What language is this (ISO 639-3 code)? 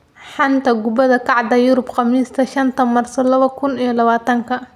som